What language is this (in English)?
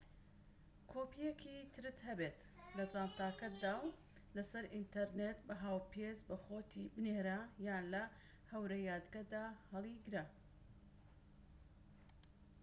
Central Kurdish